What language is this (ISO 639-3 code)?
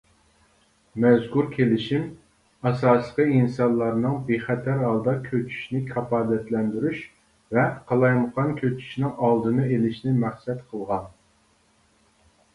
uig